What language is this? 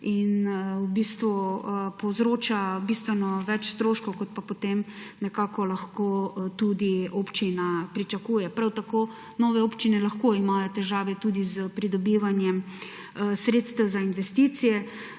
Slovenian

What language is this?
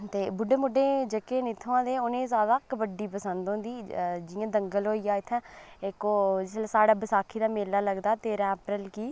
Dogri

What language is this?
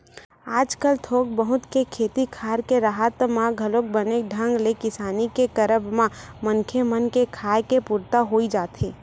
Chhattisgarhi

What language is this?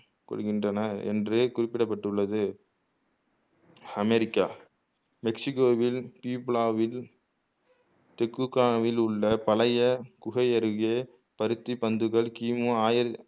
Tamil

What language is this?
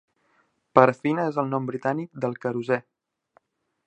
Catalan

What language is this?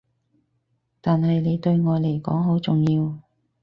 Cantonese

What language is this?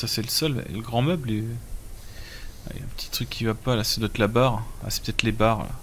French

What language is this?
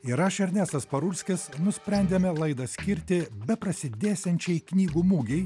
Lithuanian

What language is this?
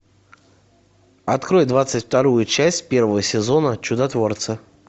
Russian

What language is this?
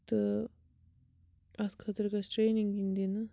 Kashmiri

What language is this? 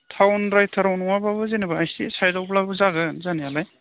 Bodo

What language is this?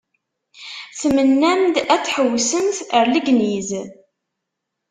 Kabyle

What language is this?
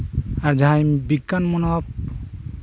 Santali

